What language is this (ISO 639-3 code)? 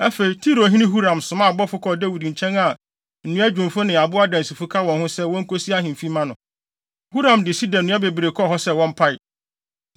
aka